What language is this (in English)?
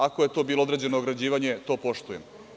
Serbian